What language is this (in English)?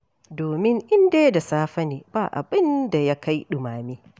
Hausa